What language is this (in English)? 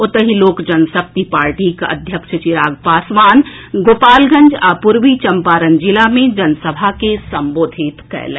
Maithili